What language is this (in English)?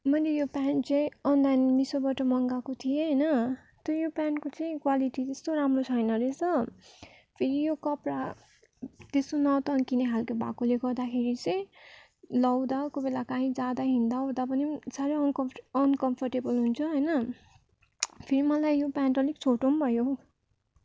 Nepali